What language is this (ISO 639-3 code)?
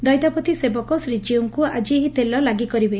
ori